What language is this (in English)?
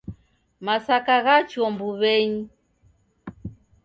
Taita